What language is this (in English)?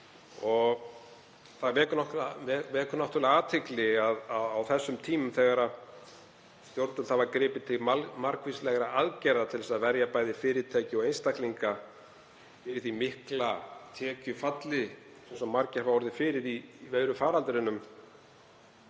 Icelandic